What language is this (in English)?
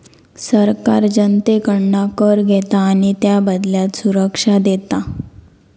Marathi